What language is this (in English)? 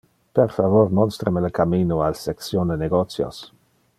Interlingua